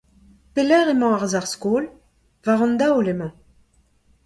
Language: Breton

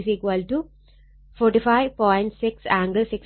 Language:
Malayalam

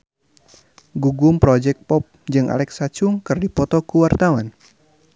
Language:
Sundanese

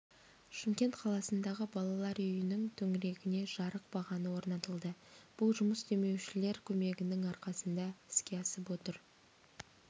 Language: Kazakh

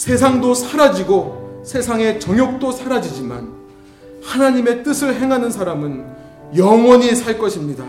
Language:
Korean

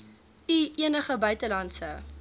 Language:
Afrikaans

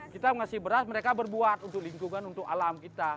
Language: Indonesian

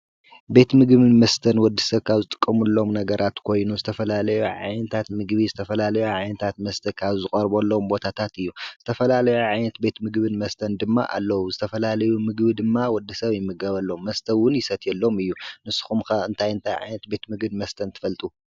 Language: Tigrinya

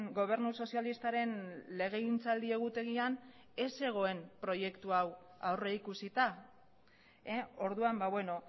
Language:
Basque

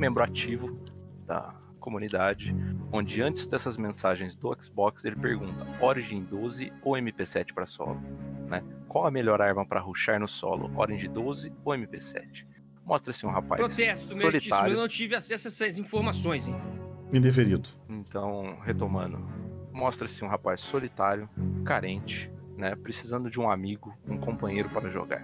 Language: Portuguese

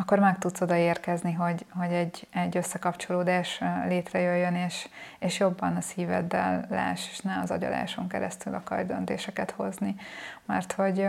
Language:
Hungarian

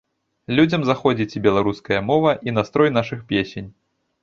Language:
Belarusian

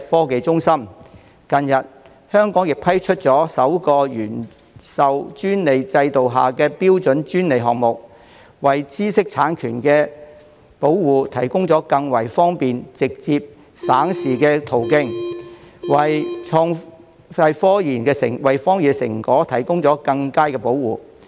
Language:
Cantonese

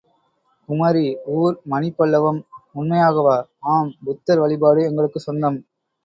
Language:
Tamil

